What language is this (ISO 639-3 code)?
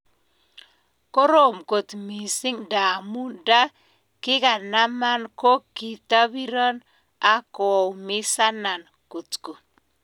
kln